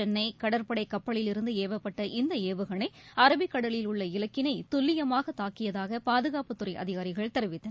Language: Tamil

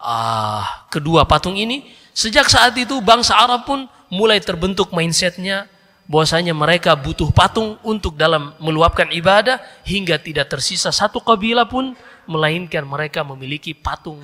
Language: Indonesian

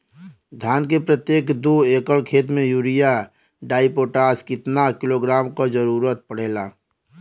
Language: Bhojpuri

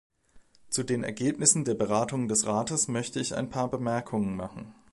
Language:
German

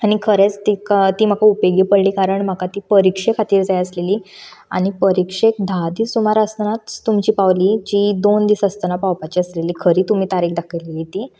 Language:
Konkani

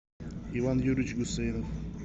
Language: Russian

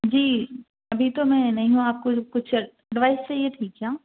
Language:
Urdu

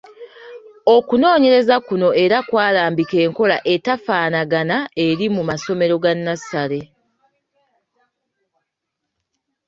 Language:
Ganda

